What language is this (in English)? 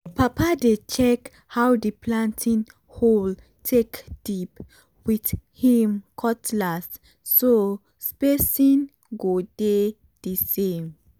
Nigerian Pidgin